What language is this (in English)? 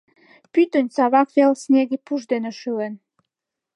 Mari